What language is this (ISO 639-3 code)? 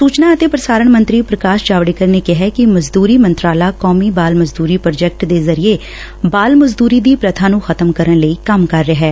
pan